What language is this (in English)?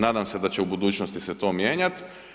Croatian